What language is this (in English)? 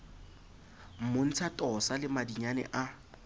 Southern Sotho